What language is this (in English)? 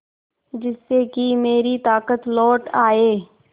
Hindi